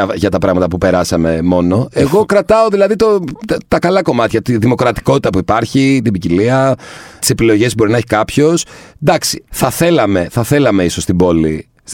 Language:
Greek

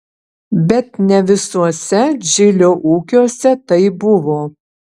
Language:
Lithuanian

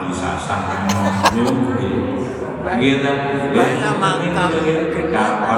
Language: Indonesian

